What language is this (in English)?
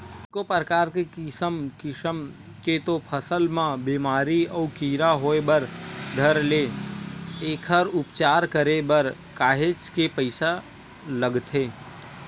Chhattisgarhi